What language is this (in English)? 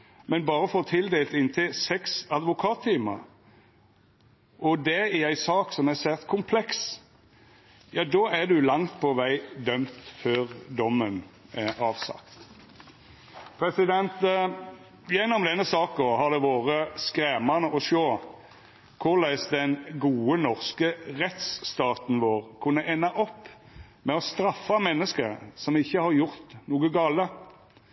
Norwegian Nynorsk